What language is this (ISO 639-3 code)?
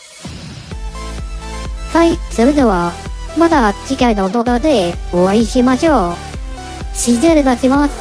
jpn